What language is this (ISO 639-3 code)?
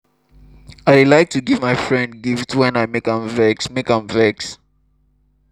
pcm